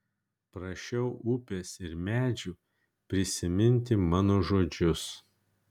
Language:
Lithuanian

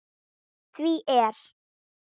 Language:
Icelandic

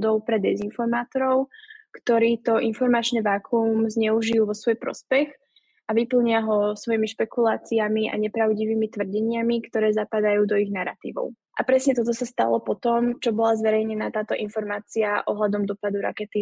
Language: Slovak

